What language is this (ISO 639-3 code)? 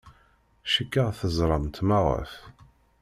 kab